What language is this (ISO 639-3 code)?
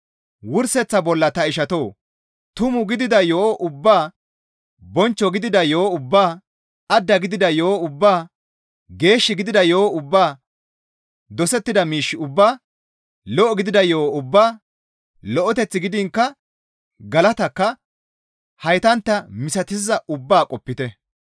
gmv